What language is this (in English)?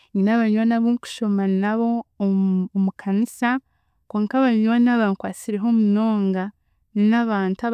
Chiga